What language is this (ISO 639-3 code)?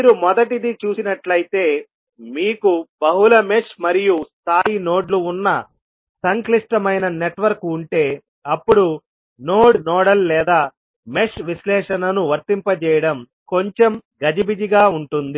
tel